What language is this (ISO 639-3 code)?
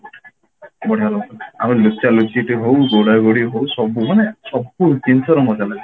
ori